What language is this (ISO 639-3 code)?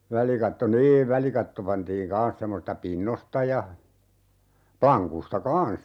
fin